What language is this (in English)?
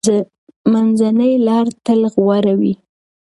Pashto